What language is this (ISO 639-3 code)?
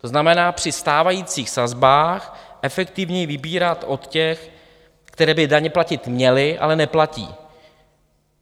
ces